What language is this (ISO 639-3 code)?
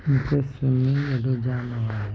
snd